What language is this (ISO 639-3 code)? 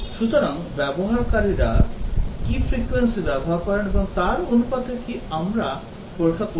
ben